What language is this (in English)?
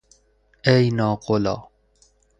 Persian